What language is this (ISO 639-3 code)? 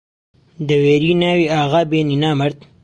ckb